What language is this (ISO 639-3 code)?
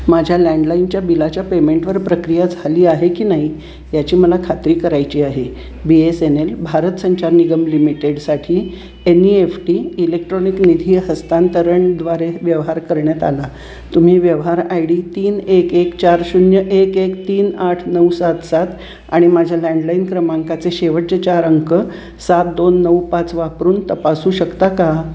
mar